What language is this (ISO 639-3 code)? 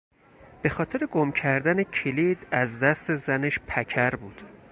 fas